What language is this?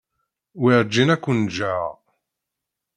Kabyle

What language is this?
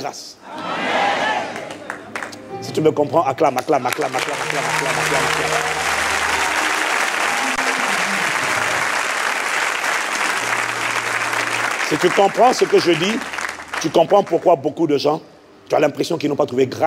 French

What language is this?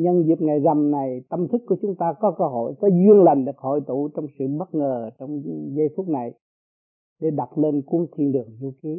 Vietnamese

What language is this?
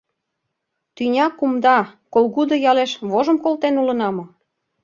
Mari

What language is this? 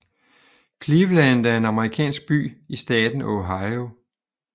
Danish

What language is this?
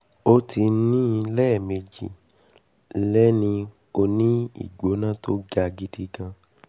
Yoruba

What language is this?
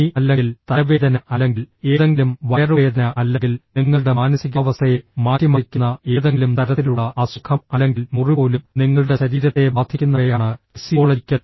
Malayalam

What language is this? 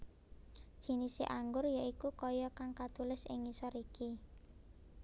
Javanese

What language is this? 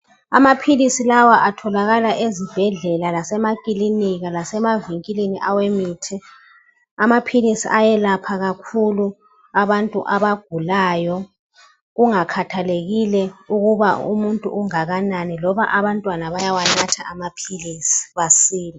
North Ndebele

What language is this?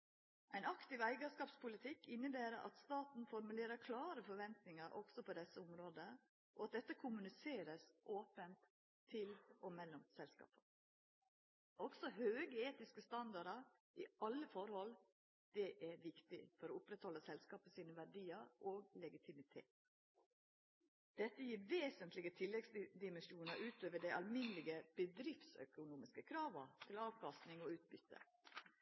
Norwegian Nynorsk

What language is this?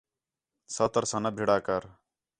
Khetrani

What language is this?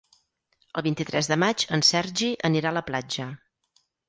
Catalan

